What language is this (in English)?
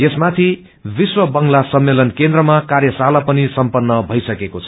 Nepali